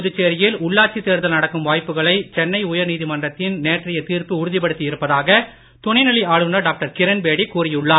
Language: Tamil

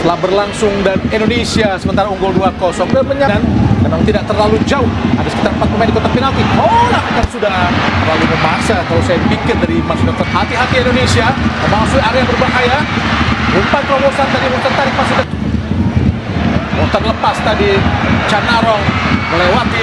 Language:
Indonesian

